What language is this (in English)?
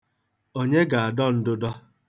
Igbo